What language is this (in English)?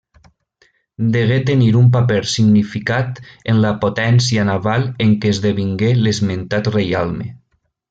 Catalan